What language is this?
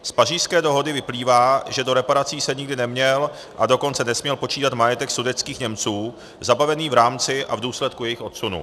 Czech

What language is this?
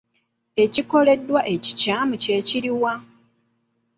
Ganda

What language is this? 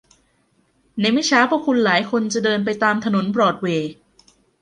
Thai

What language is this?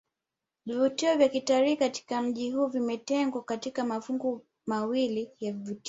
Swahili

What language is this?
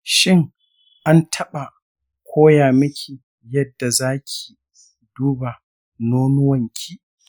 Hausa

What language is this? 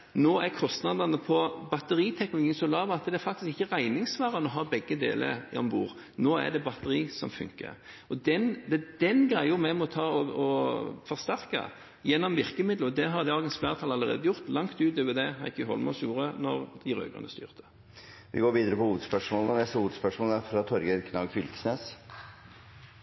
Norwegian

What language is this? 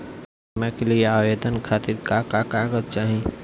Bhojpuri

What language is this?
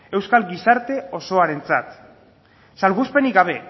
Basque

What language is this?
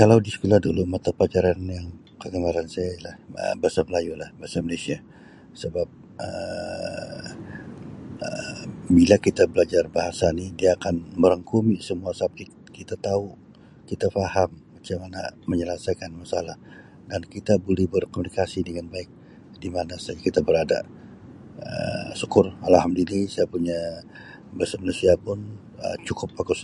Sabah Malay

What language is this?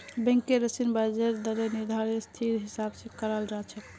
Magahi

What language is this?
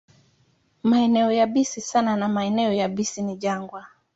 Swahili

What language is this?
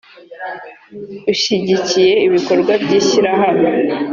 Kinyarwanda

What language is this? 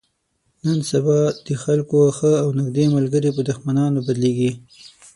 Pashto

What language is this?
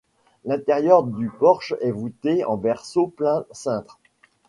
French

